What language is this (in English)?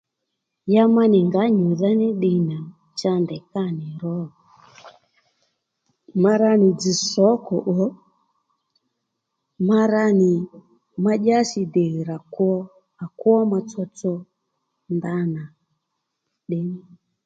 Lendu